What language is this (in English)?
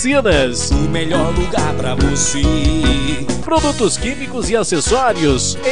Portuguese